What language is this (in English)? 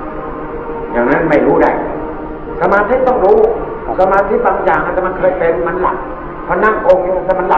Thai